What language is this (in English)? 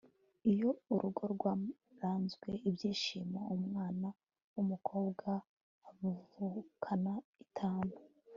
Kinyarwanda